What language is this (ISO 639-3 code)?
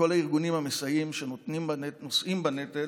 heb